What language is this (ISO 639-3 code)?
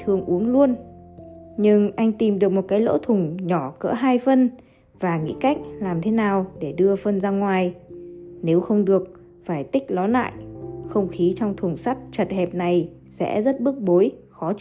vie